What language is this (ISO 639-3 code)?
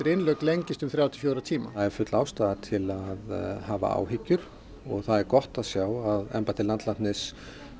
isl